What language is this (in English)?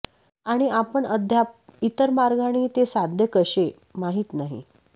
Marathi